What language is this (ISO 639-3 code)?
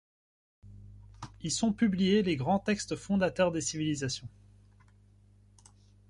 fra